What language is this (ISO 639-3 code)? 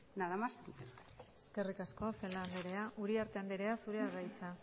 eus